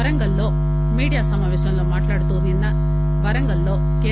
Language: Telugu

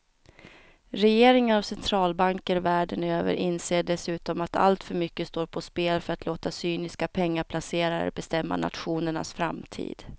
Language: Swedish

